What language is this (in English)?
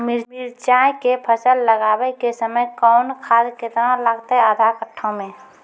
Maithili